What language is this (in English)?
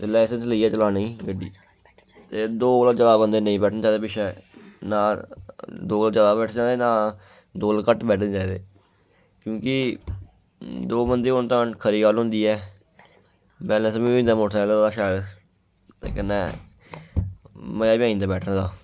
Dogri